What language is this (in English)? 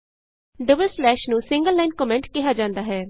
Punjabi